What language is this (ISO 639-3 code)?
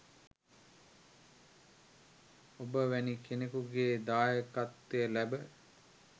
sin